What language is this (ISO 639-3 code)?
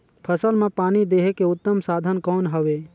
hne